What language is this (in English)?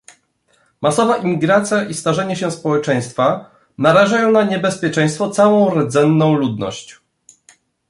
Polish